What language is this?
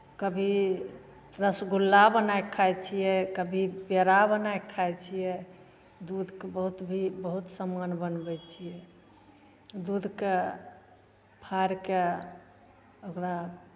Maithili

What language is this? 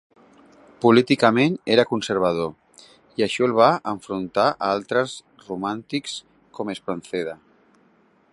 Catalan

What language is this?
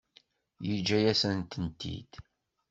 Kabyle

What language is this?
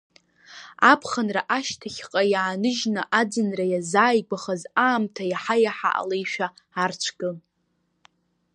Abkhazian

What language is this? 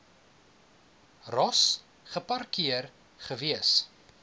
Afrikaans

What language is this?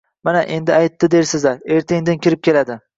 Uzbek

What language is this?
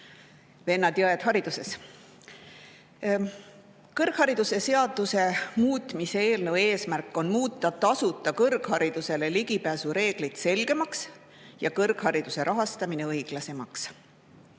Estonian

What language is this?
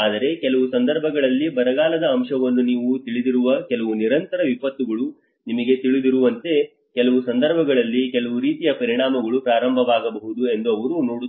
Kannada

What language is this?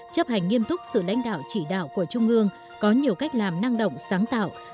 Vietnamese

